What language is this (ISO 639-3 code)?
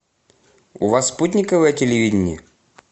rus